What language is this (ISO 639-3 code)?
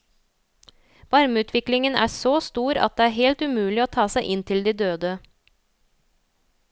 nor